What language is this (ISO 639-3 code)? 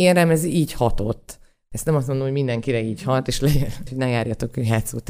hun